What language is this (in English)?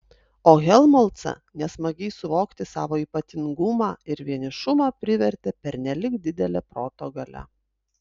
Lithuanian